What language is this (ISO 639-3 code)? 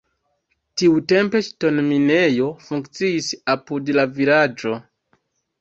epo